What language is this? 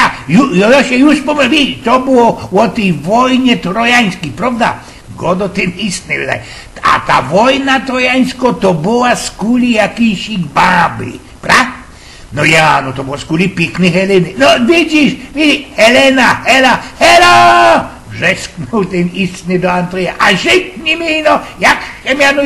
Polish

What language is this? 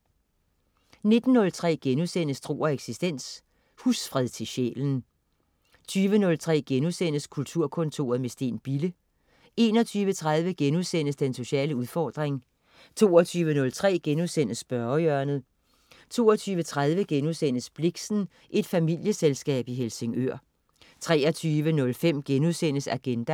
Danish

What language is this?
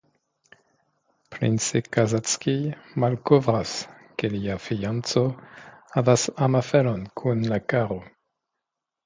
Esperanto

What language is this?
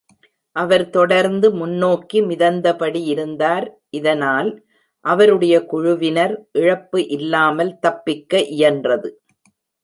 Tamil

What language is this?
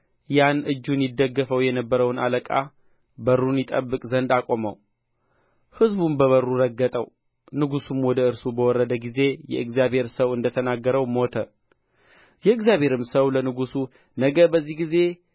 Amharic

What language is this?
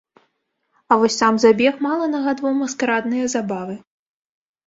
Belarusian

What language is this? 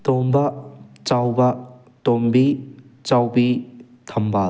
Manipuri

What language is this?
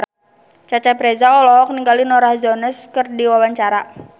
Sundanese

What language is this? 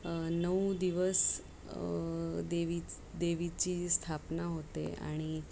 Marathi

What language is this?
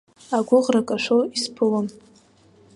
Abkhazian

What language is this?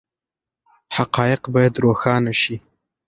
Pashto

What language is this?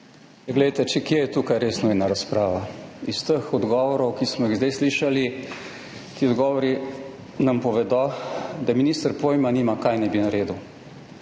Slovenian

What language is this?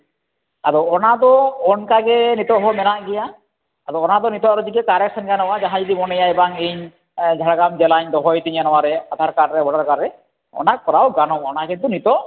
Santali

